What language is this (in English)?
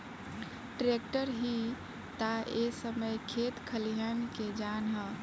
Bhojpuri